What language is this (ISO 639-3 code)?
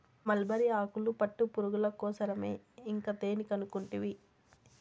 tel